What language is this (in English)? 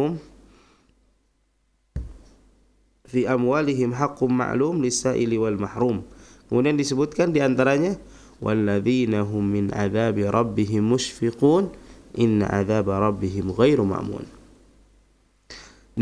Indonesian